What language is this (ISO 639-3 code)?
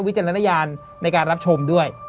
tha